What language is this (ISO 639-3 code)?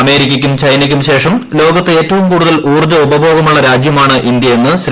mal